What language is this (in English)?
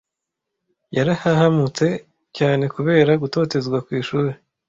Kinyarwanda